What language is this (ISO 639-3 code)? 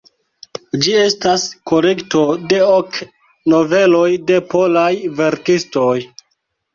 epo